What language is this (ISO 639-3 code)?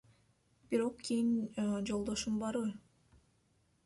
kir